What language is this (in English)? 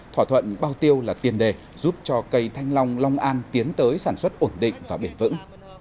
Vietnamese